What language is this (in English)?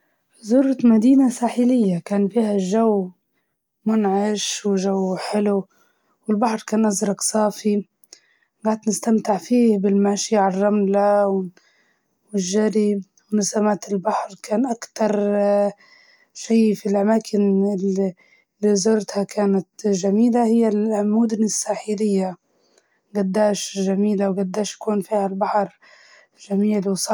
Libyan Arabic